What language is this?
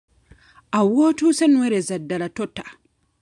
Ganda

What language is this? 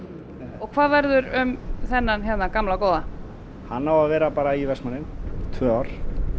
Icelandic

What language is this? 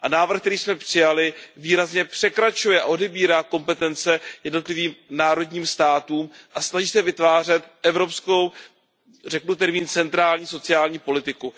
Czech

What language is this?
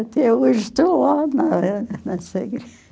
Portuguese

